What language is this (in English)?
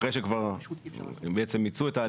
Hebrew